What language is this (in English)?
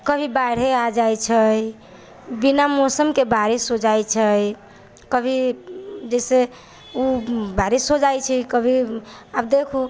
Maithili